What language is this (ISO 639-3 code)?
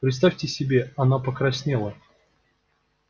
rus